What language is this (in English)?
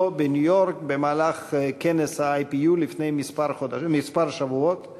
Hebrew